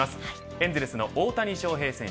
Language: Japanese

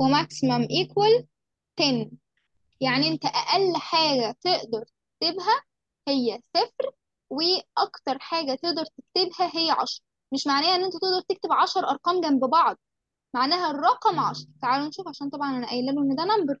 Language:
Arabic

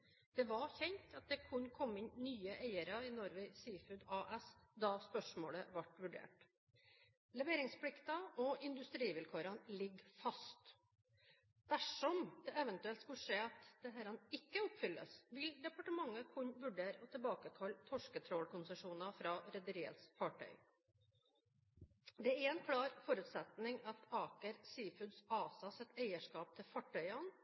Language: Norwegian Bokmål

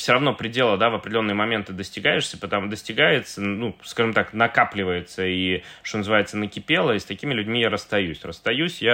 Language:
Russian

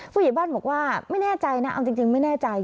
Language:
Thai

